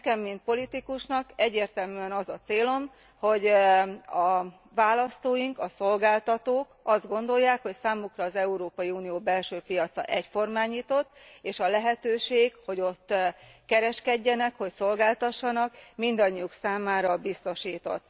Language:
Hungarian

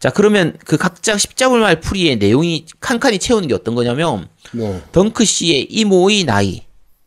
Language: Korean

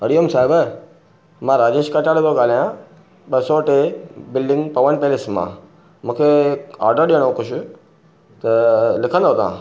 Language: Sindhi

